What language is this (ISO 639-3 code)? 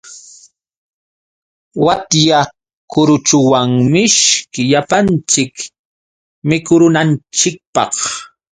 qux